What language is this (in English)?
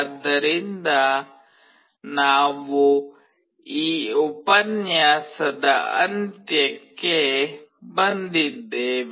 Kannada